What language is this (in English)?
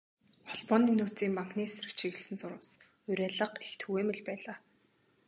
Mongolian